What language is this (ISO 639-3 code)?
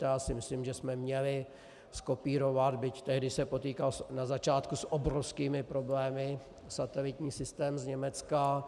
ces